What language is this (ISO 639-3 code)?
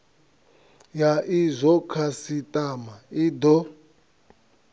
ven